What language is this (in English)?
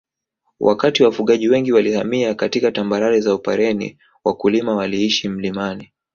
Swahili